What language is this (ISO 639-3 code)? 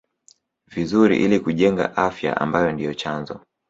swa